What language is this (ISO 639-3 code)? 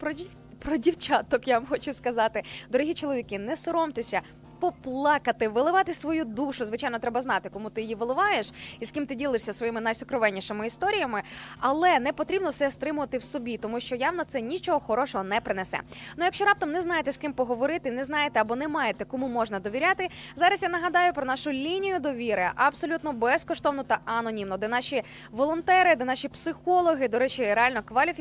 ukr